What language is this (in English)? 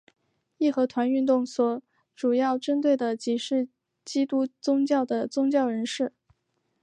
Chinese